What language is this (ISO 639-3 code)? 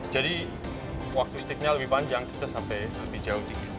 ind